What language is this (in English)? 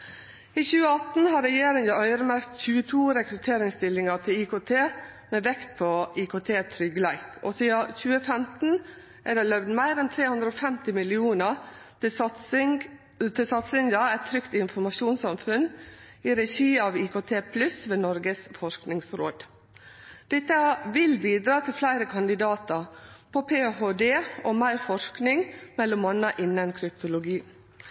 Norwegian Nynorsk